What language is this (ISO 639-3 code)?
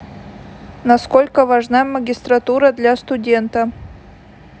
rus